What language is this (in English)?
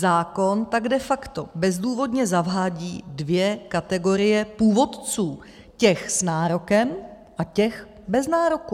Czech